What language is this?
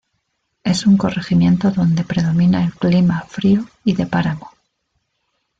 Spanish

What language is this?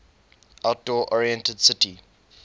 English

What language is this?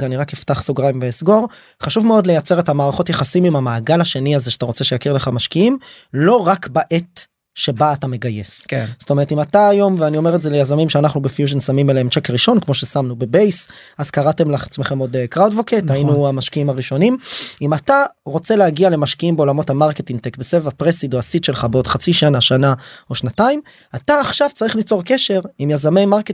Hebrew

